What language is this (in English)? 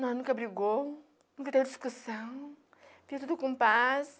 Portuguese